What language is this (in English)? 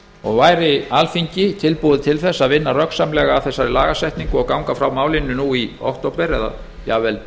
Icelandic